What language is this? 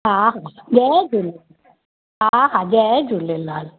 Sindhi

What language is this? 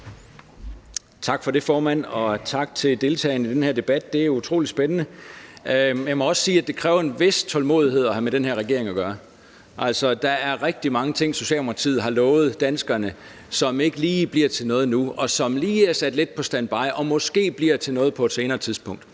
Danish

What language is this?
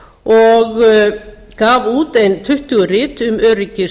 Icelandic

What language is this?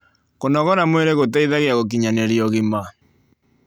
Kikuyu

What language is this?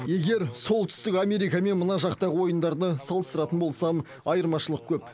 Kazakh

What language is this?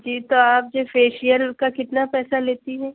Urdu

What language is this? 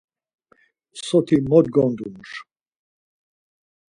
Laz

